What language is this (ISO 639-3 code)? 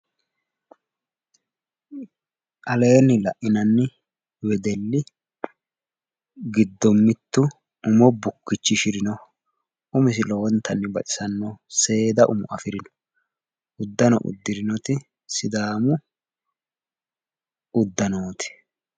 sid